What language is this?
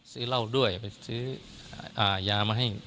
Thai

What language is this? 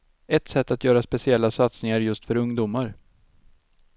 Swedish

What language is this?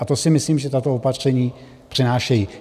Czech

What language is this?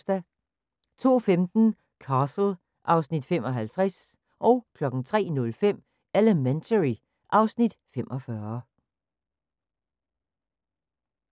Danish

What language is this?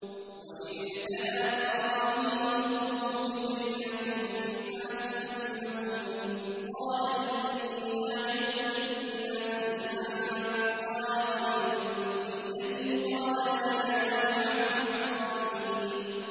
Arabic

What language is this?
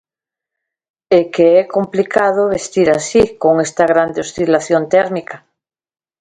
Galician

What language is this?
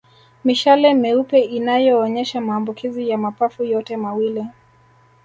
Swahili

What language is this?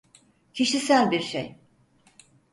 Turkish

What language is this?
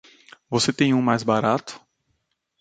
Portuguese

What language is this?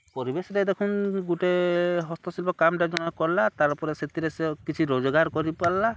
Odia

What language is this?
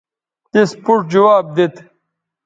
Bateri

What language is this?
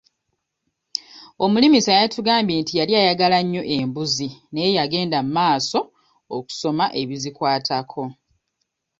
Ganda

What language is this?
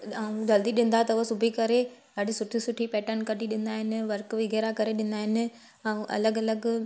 Sindhi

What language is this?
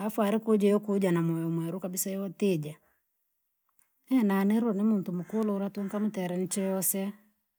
Langi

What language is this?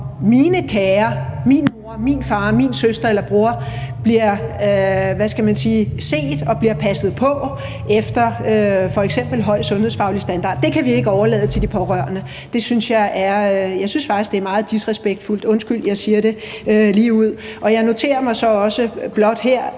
Danish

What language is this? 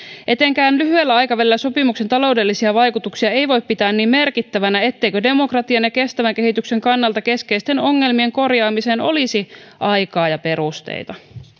Finnish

